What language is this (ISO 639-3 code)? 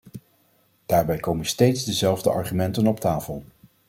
nld